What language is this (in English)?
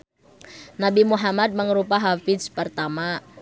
Sundanese